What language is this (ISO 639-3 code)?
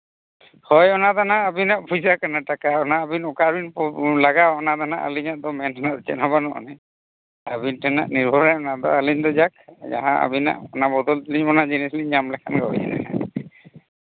sat